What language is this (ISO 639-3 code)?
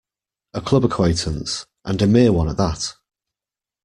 eng